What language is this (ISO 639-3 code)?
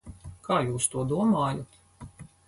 lav